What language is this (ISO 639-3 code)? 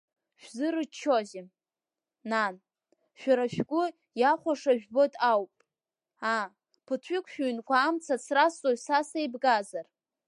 abk